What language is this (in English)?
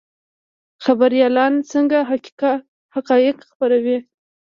Pashto